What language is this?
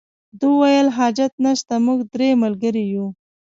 Pashto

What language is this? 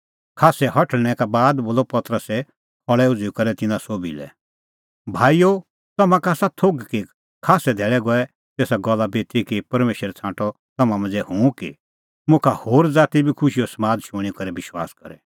Kullu Pahari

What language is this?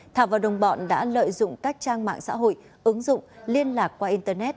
Vietnamese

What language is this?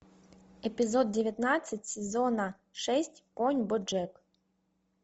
Russian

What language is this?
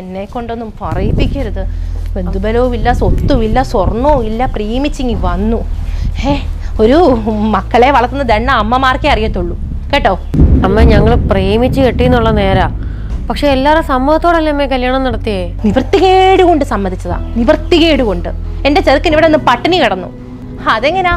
Malayalam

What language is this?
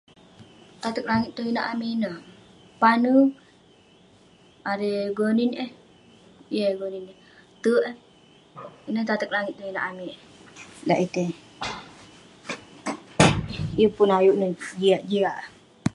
Western Penan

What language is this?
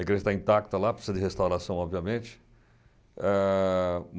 Portuguese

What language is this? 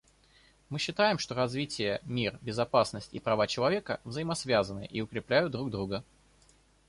Russian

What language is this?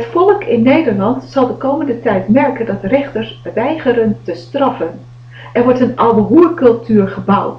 Dutch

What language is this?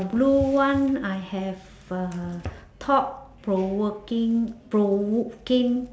English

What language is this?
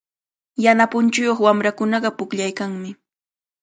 Cajatambo North Lima Quechua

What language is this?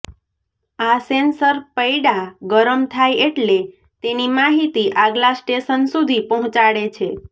Gujarati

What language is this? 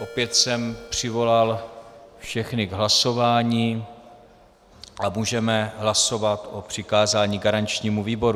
Czech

